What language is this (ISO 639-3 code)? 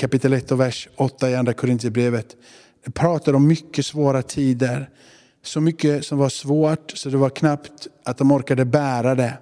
swe